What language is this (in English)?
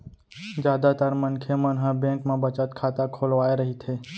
Chhattisgarhi